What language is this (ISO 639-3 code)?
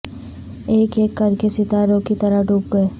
urd